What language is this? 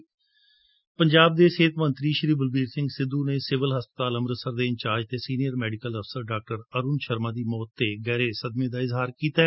Punjabi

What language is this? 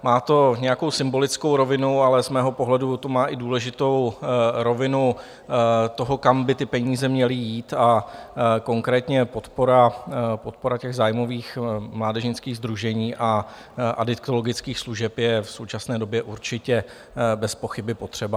Czech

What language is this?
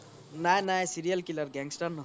Assamese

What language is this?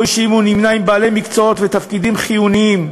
Hebrew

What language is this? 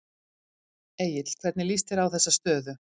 Icelandic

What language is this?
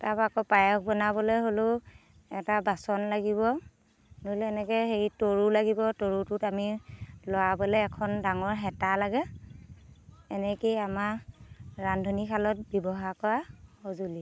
Assamese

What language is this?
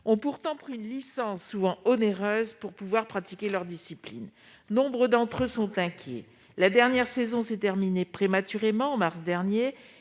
French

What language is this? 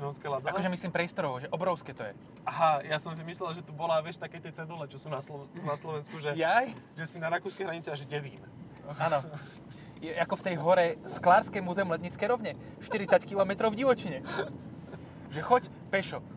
Slovak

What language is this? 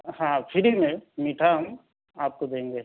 Urdu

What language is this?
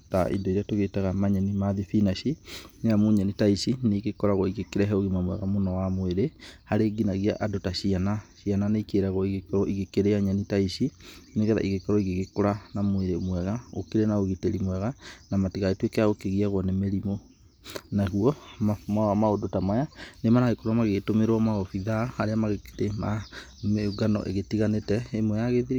Kikuyu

